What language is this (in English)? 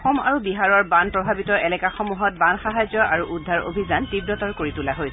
Assamese